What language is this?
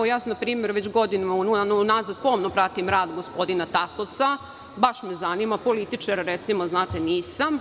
Serbian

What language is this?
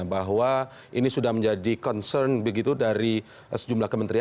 Indonesian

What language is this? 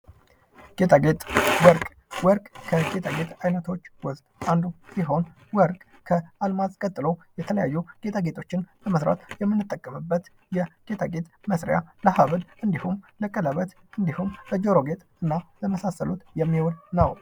Amharic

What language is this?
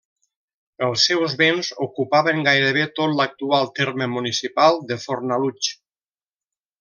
Catalan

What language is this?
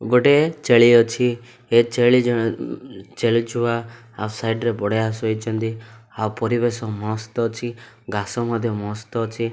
Odia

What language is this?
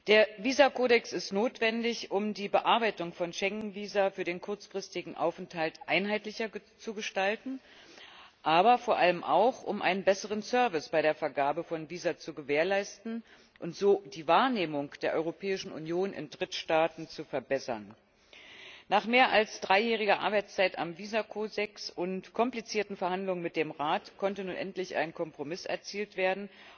German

